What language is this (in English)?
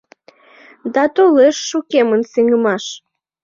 Mari